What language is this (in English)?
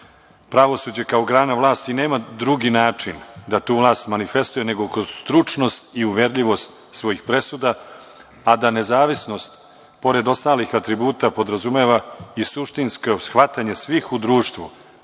Serbian